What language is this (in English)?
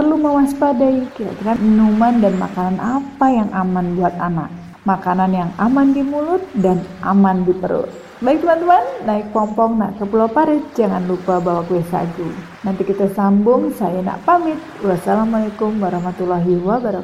Indonesian